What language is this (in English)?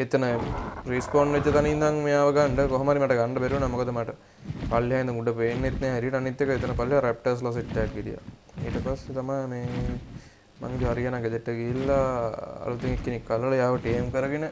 Hindi